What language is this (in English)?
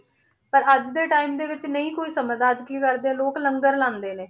Punjabi